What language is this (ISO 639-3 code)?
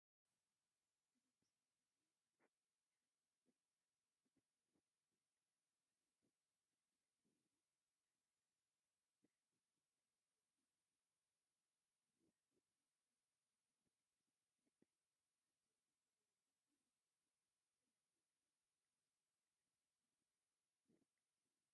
tir